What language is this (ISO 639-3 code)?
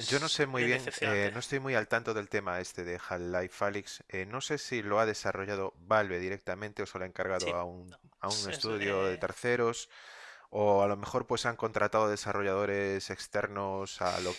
spa